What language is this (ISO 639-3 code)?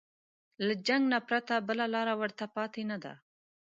pus